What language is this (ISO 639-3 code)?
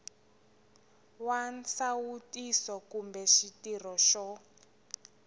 tso